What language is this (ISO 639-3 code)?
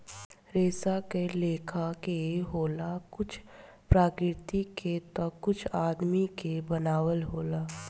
bho